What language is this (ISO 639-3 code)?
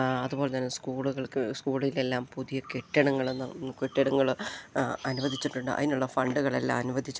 mal